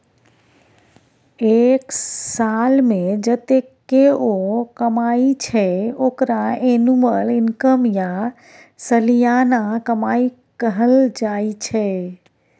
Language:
Maithili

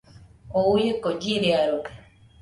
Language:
Nüpode Huitoto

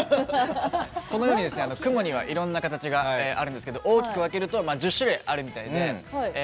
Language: Japanese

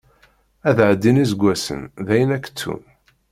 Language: Kabyle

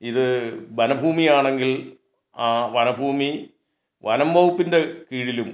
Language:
Malayalam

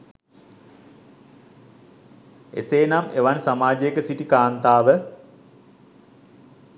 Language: Sinhala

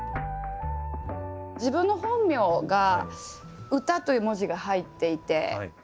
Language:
Japanese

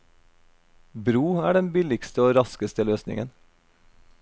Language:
Norwegian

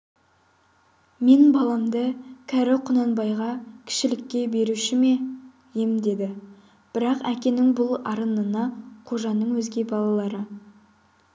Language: Kazakh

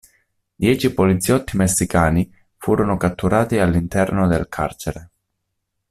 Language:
Italian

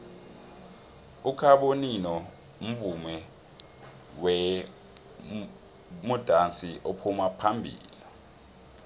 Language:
South Ndebele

